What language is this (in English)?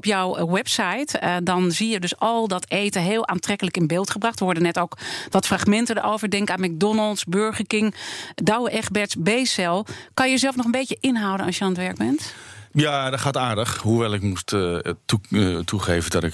Dutch